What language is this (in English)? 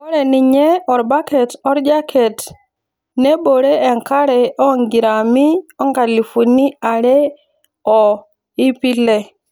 Masai